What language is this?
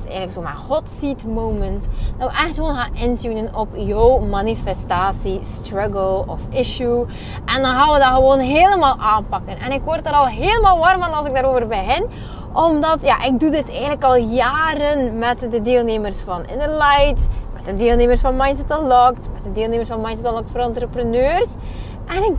Dutch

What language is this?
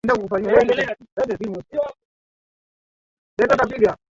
Swahili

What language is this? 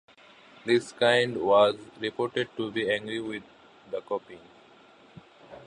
English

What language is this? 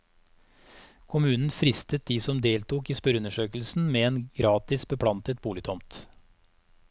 Norwegian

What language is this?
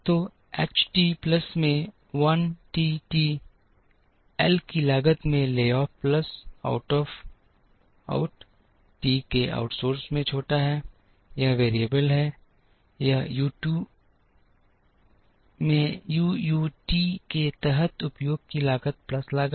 Hindi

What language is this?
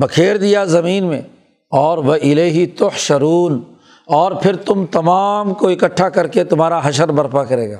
Urdu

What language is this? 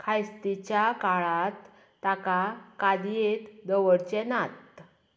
Konkani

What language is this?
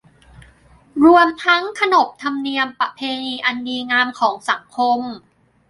Thai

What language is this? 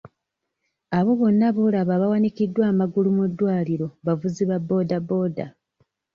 Ganda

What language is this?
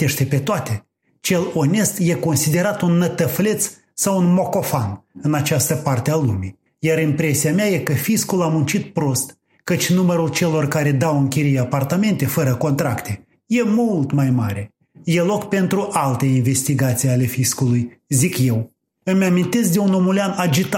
Romanian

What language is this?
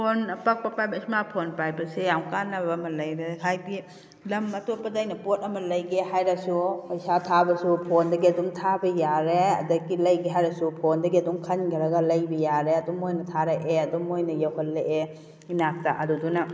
Manipuri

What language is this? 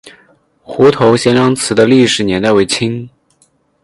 Chinese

